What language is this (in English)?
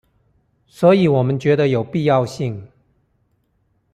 Chinese